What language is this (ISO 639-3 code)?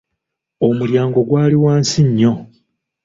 lug